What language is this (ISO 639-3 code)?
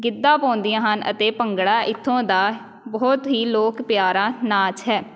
pan